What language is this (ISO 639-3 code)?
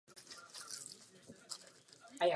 ces